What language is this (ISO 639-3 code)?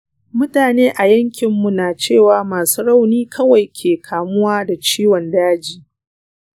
hau